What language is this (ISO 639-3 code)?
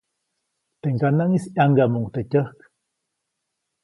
zoc